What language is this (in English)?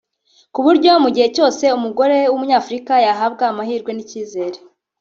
Kinyarwanda